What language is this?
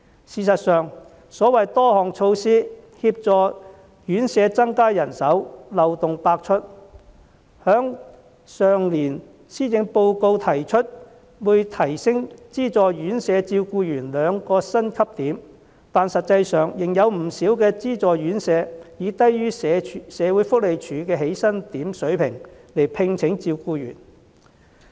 Cantonese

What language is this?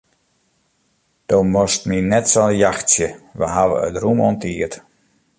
Western Frisian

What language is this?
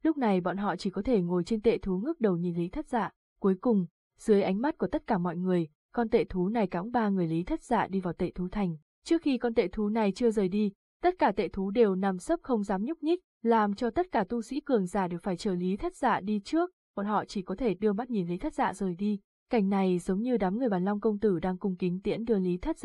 Vietnamese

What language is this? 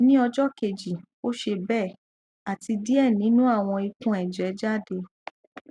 Yoruba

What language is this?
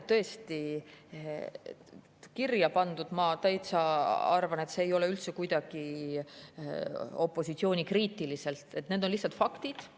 Estonian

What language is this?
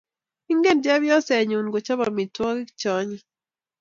Kalenjin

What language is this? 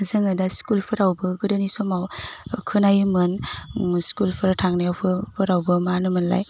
Bodo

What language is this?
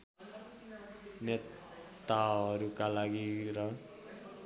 Nepali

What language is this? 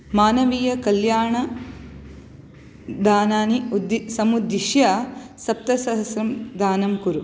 Sanskrit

